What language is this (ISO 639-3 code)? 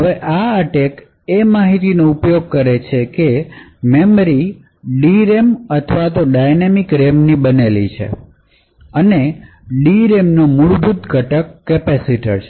guj